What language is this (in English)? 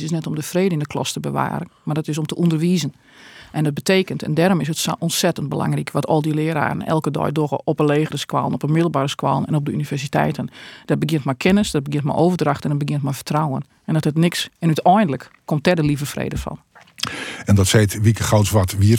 Dutch